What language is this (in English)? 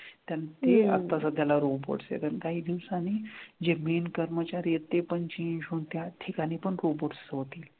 Marathi